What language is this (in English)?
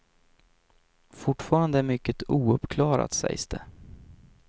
Swedish